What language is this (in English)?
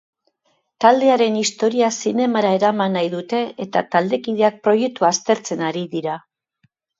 Basque